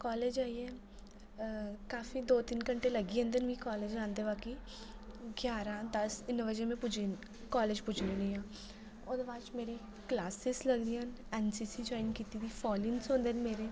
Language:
Dogri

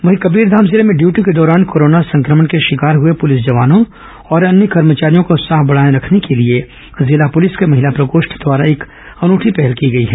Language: Hindi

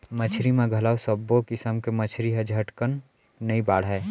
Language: Chhattisgarhi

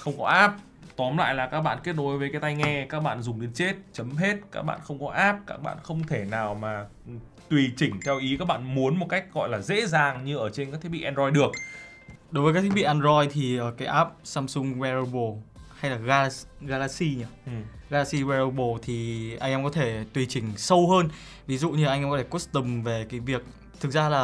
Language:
Vietnamese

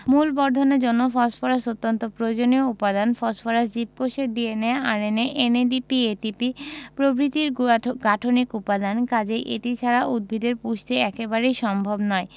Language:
Bangla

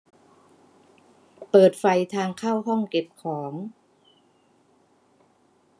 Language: Thai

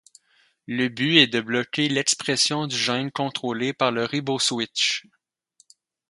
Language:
French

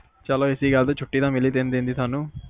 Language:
Punjabi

